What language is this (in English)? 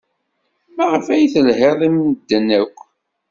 Kabyle